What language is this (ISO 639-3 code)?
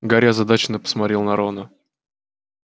rus